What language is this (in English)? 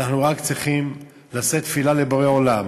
Hebrew